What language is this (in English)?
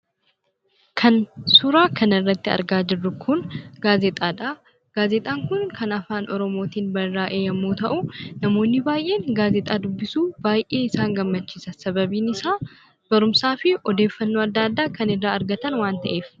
Oromo